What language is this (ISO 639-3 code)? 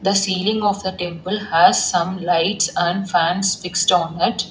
eng